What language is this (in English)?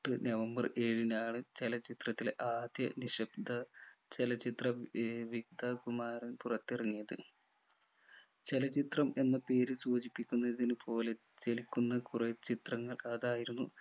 Malayalam